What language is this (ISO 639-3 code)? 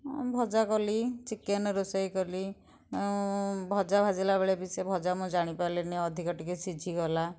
ori